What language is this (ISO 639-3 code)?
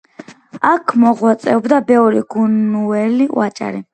kat